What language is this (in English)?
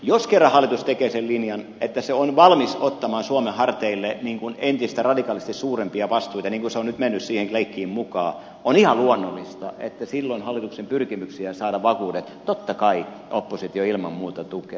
Finnish